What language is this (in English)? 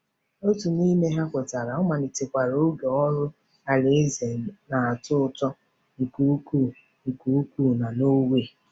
Igbo